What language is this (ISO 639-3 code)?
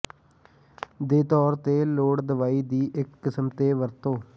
pan